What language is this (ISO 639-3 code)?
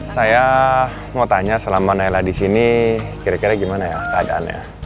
ind